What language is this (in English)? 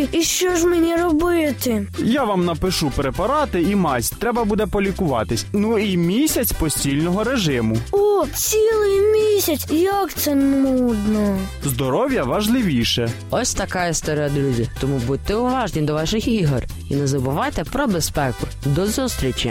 Ukrainian